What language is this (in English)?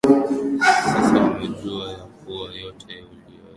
Swahili